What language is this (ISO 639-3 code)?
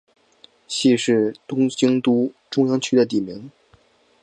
zho